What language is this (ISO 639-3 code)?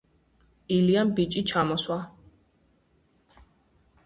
kat